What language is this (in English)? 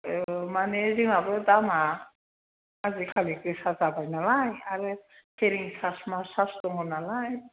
Bodo